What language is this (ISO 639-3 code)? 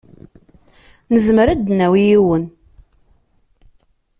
kab